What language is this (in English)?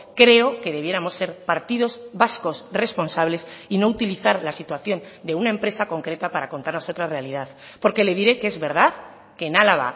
Spanish